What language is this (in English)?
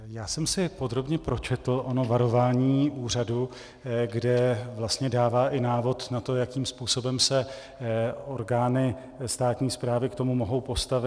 Czech